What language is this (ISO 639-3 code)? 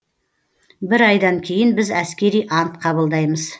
kaz